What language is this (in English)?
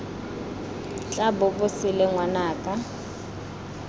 Tswana